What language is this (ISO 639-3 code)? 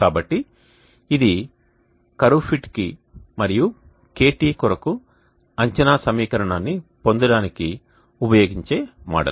tel